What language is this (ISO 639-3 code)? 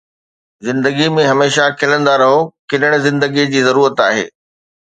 snd